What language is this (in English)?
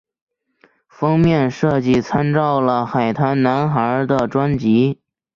Chinese